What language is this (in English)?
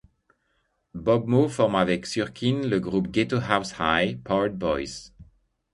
French